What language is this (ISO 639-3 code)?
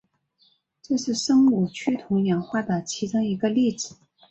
zho